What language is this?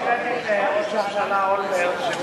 Hebrew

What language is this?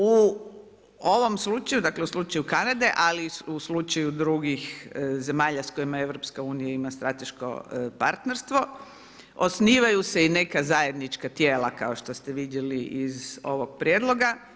Croatian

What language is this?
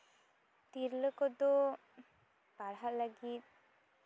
Santali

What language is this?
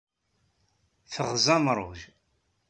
Kabyle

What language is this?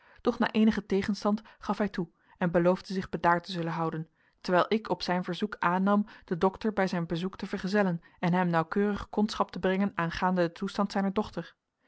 Dutch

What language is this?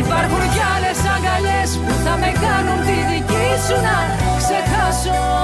Greek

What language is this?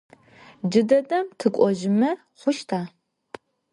Adyghe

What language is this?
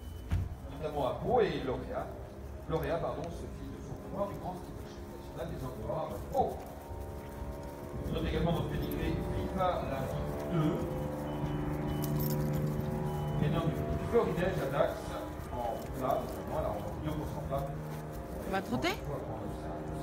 French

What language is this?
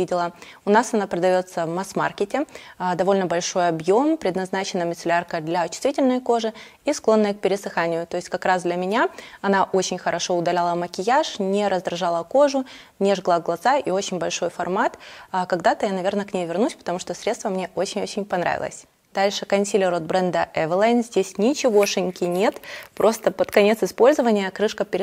Russian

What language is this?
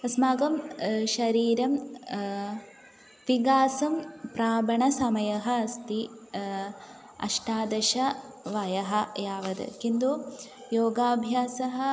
Sanskrit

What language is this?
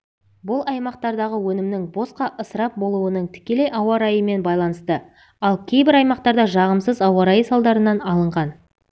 Kazakh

